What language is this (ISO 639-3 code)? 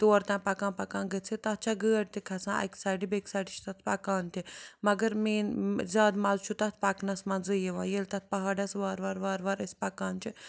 kas